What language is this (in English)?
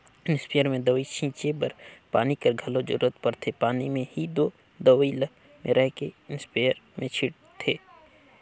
Chhattisgarhi